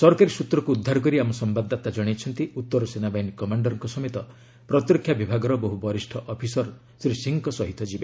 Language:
Odia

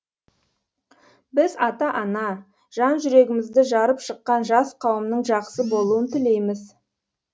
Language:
Kazakh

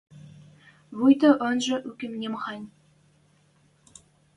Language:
Western Mari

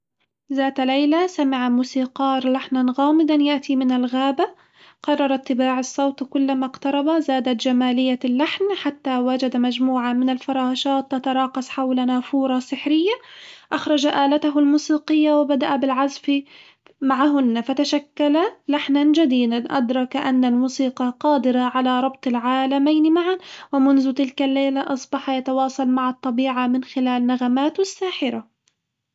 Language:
Hijazi Arabic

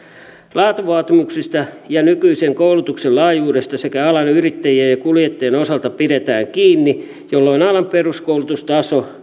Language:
Finnish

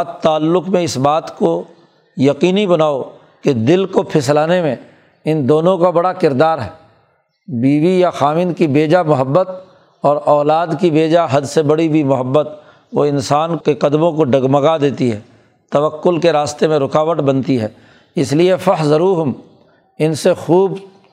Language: Urdu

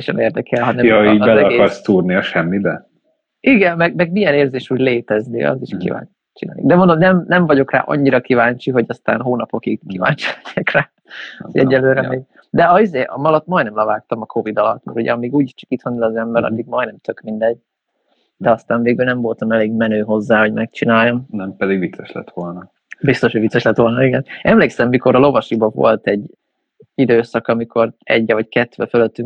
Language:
Hungarian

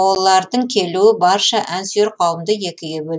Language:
Kazakh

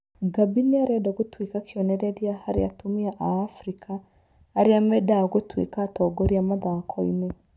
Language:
Kikuyu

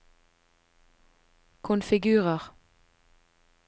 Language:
Norwegian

